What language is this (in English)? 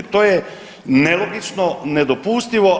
Croatian